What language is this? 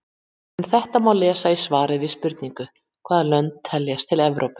Icelandic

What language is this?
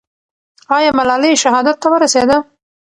Pashto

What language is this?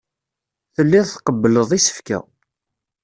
Kabyle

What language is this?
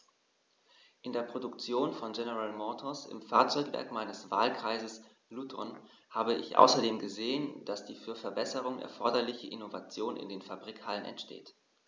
German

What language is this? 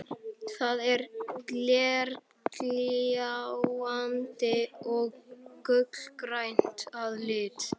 Icelandic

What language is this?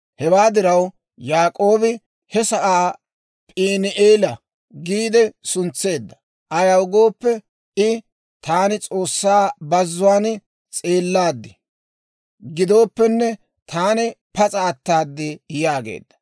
Dawro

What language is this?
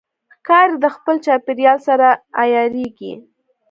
Pashto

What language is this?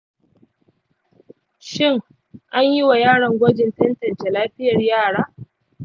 Hausa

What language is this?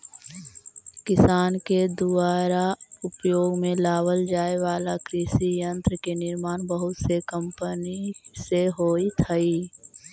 Magahi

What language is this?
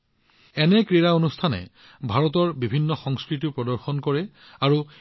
Assamese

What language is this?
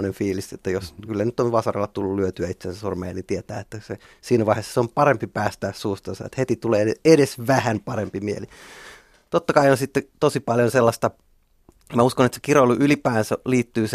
Finnish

